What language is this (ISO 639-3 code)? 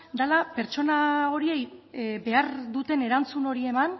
eus